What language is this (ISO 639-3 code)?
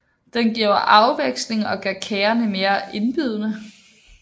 dan